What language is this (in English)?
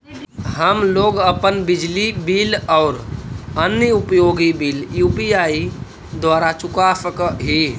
Magahi